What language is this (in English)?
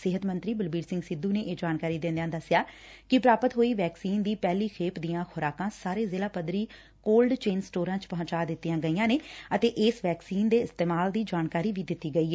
Punjabi